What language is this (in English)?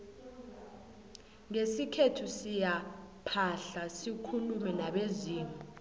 South Ndebele